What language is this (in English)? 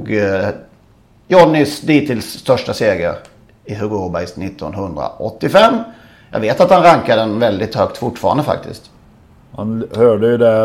Swedish